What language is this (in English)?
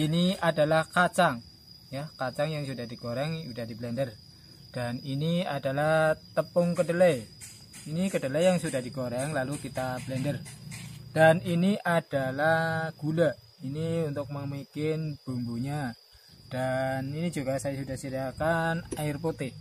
Indonesian